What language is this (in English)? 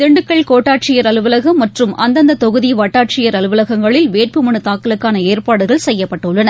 Tamil